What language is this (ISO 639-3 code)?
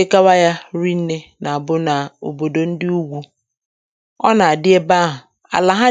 ibo